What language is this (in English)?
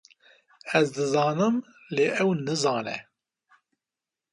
Kurdish